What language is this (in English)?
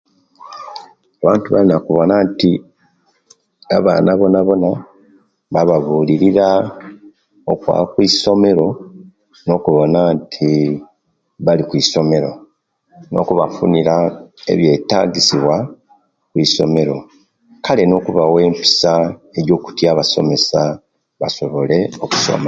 Kenyi